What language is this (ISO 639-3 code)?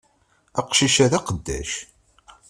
kab